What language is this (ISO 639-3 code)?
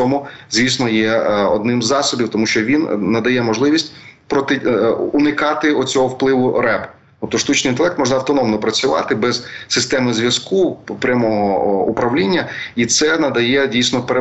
ukr